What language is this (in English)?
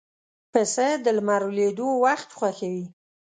Pashto